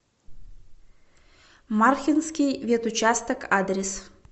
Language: Russian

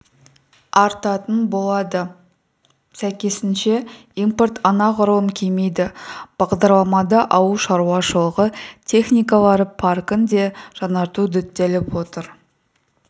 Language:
Kazakh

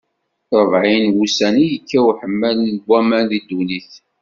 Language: Kabyle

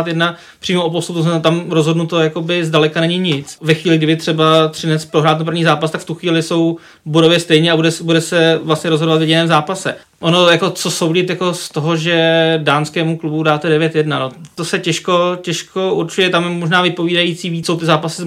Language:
Czech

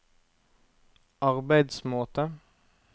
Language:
Norwegian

